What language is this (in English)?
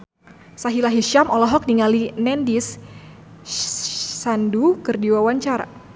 Sundanese